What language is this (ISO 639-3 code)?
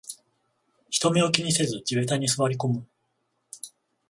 jpn